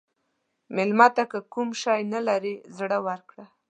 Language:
Pashto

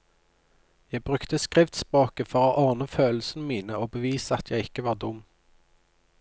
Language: Norwegian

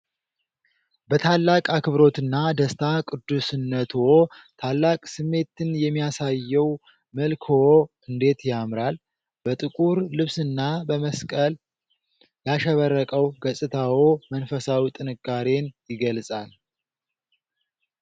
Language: Amharic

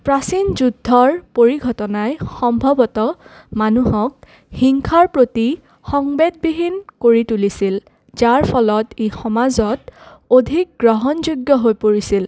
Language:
Assamese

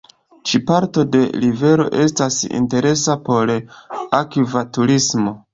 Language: Esperanto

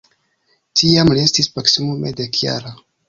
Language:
Esperanto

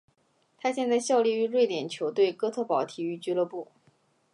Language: Chinese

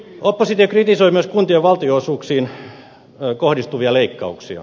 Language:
Finnish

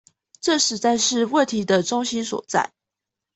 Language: Chinese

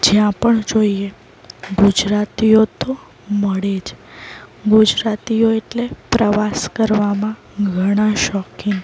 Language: Gujarati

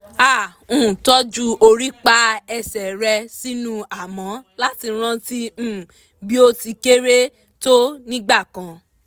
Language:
Yoruba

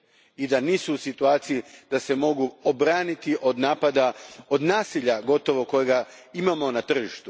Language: Croatian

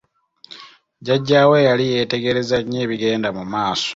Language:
Ganda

